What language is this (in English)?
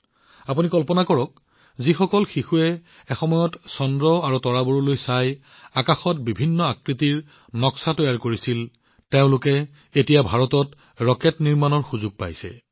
Assamese